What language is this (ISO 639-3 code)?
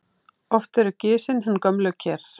isl